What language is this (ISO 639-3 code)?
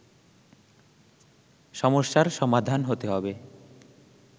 ben